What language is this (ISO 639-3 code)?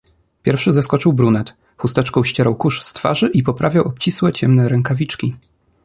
pol